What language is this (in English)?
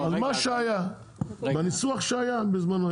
Hebrew